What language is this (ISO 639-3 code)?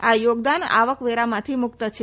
guj